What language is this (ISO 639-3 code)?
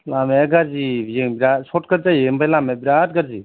brx